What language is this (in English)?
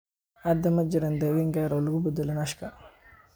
Somali